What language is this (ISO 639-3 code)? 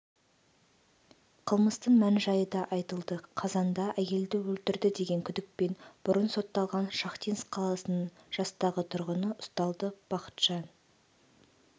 kaz